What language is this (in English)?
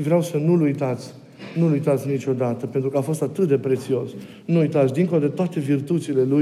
Romanian